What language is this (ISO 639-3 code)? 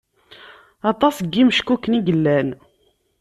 kab